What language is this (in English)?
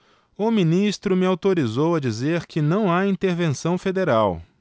Portuguese